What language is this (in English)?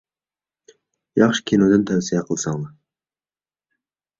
Uyghur